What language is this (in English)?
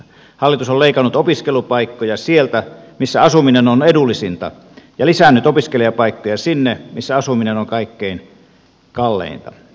Finnish